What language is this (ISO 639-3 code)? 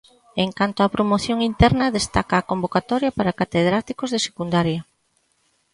glg